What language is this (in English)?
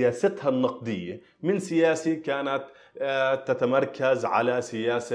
Arabic